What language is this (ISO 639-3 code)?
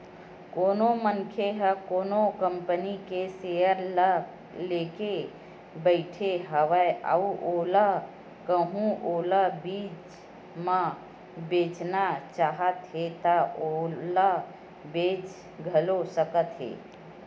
hne